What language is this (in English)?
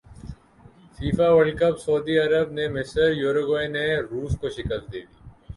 Urdu